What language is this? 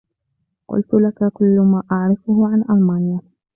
Arabic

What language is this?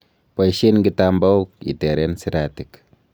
Kalenjin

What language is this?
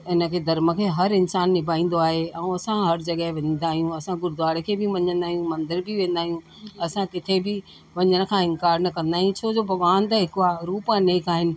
Sindhi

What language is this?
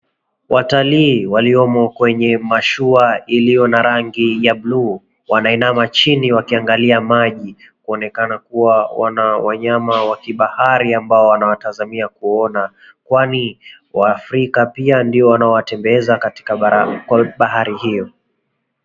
Swahili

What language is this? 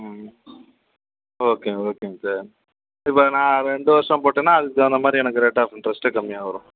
Tamil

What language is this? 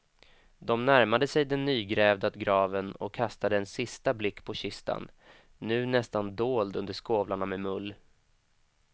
Swedish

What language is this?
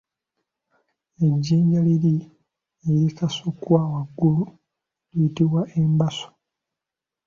Ganda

